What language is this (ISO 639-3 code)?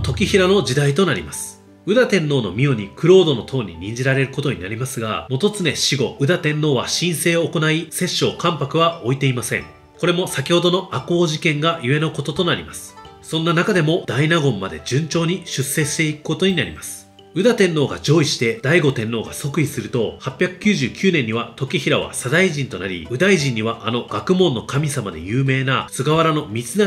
jpn